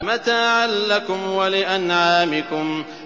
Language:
Arabic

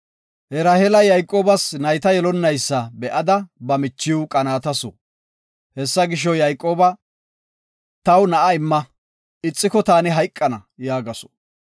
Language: Gofa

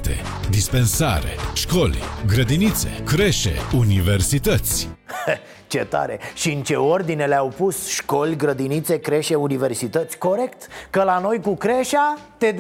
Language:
Romanian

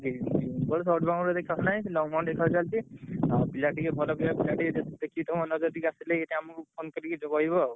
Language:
Odia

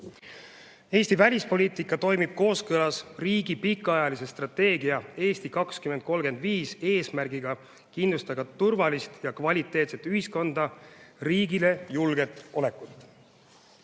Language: Estonian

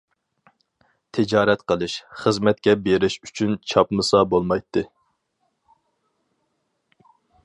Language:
Uyghur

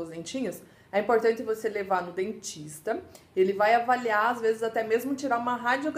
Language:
Portuguese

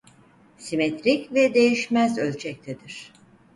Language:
Turkish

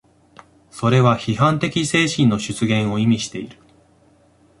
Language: Japanese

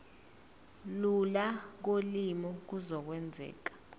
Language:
Zulu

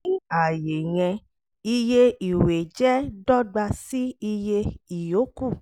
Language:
Yoruba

